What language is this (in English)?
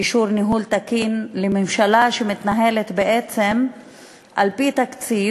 Hebrew